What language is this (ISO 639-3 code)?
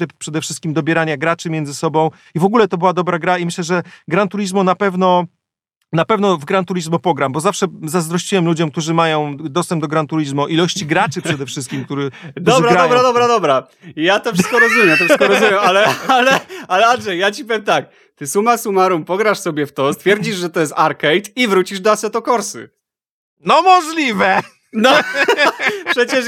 pol